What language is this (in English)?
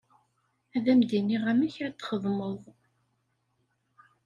Kabyle